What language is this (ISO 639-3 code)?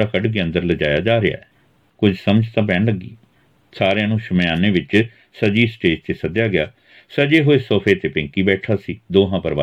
pan